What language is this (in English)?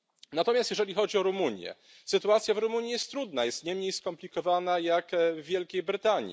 Polish